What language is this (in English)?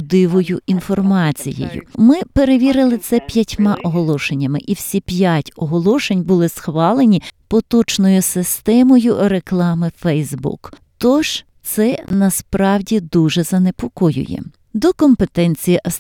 Ukrainian